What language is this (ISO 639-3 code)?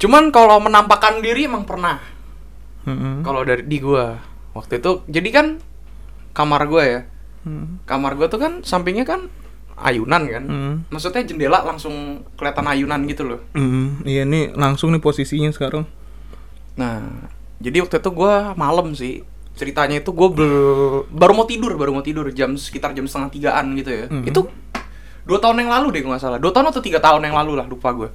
ind